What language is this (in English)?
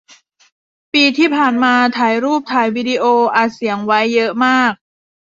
Thai